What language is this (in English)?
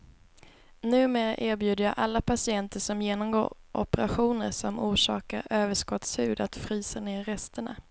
Swedish